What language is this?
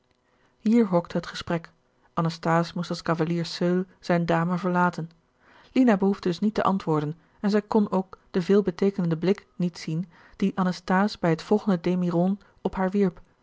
Dutch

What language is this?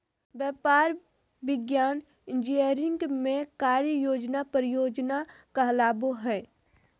Magahi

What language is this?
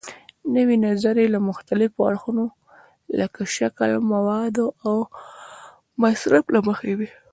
Pashto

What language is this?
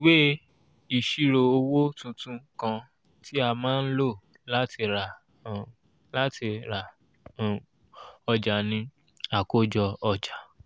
Yoruba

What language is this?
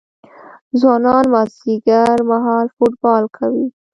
Pashto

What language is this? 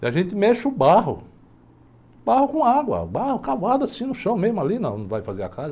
Portuguese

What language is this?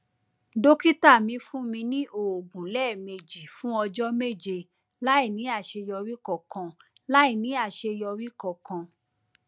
Yoruba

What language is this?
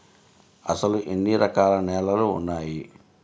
Telugu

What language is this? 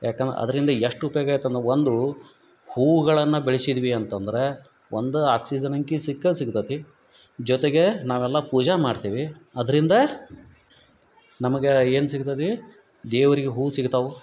Kannada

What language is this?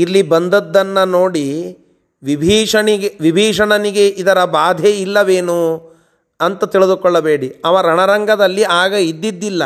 Kannada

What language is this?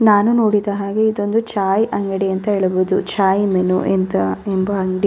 Kannada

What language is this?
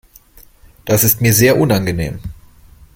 German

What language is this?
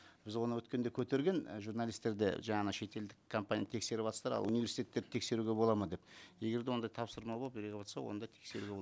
Kazakh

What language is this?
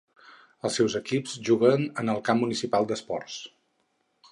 Catalan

